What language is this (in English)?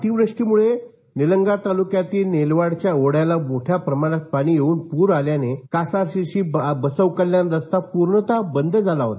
Marathi